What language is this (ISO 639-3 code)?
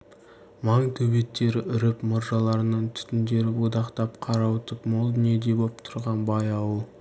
kaz